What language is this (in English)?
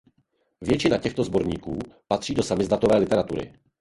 Czech